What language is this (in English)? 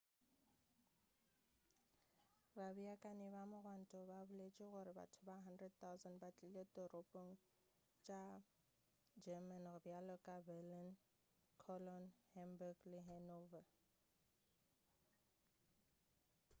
Northern Sotho